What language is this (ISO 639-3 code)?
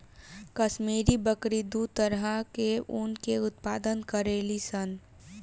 bho